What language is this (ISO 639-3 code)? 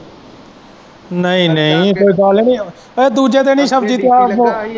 pan